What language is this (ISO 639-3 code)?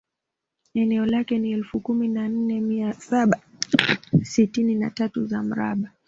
swa